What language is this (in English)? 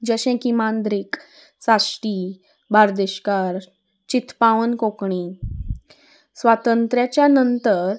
Konkani